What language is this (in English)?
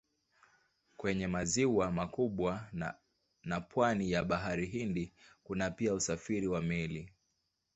Swahili